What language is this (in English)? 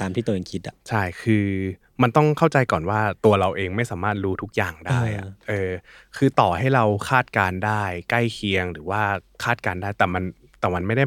Thai